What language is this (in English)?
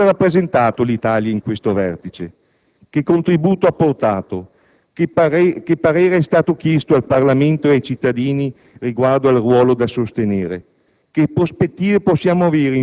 Italian